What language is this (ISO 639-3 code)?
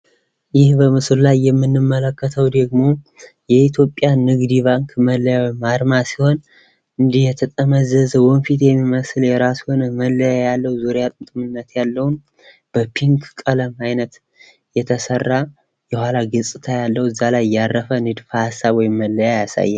amh